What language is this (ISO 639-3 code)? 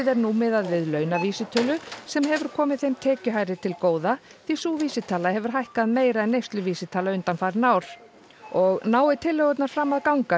isl